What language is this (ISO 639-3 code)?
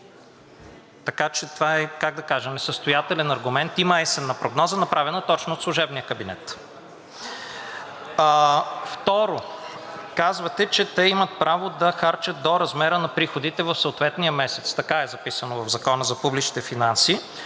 bul